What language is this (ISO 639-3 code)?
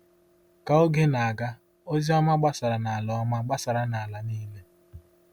ibo